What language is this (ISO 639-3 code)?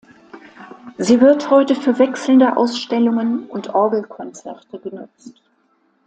deu